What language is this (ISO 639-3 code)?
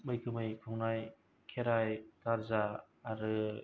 brx